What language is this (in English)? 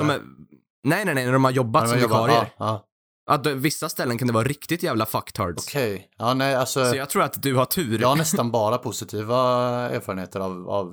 Swedish